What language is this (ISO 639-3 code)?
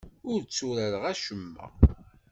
kab